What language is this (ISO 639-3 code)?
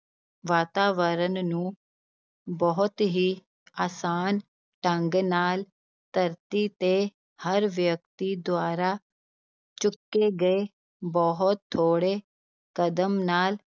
pan